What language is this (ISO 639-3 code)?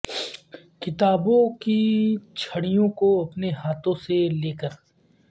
urd